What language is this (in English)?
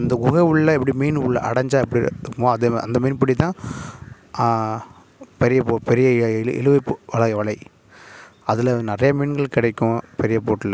Tamil